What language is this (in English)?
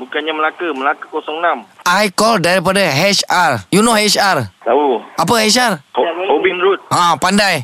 Malay